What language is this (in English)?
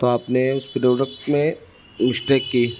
Urdu